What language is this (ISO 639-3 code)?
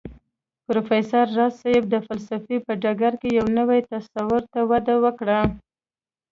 pus